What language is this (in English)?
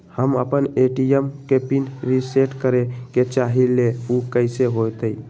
Magahi